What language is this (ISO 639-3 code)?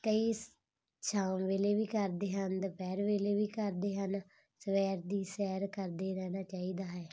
pan